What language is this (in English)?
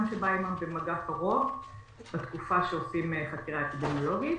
Hebrew